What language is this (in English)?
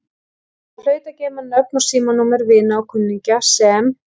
Icelandic